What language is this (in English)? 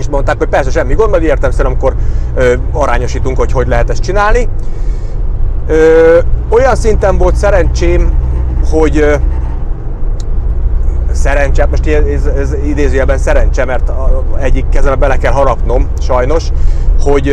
Hungarian